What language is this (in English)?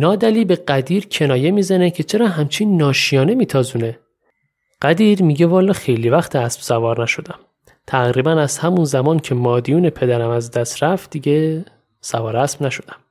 Persian